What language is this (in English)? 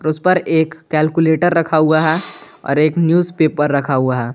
Hindi